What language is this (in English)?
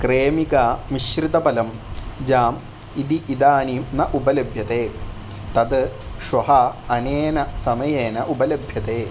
Sanskrit